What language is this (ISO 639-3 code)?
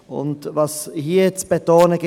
gsw